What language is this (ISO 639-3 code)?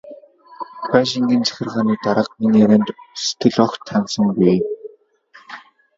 mon